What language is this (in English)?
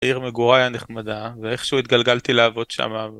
Hebrew